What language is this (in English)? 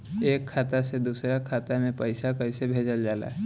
Bhojpuri